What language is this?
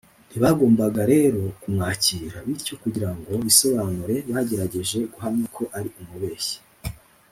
Kinyarwanda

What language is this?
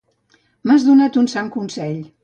Catalan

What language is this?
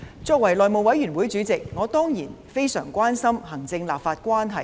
Cantonese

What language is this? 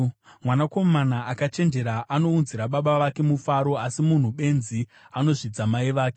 Shona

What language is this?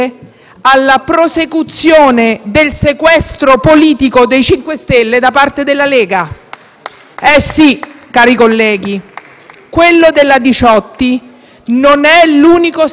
Italian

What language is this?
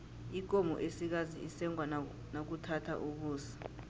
South Ndebele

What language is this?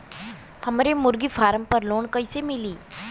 Bhojpuri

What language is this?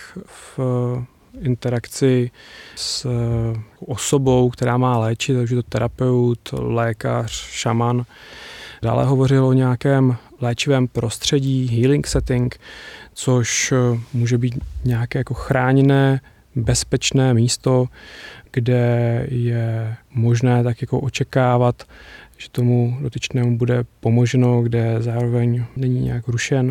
Czech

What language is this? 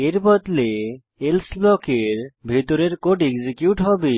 Bangla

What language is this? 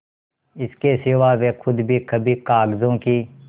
Hindi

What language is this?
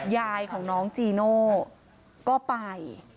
Thai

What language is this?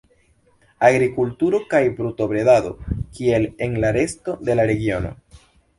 Esperanto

